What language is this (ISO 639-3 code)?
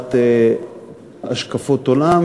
heb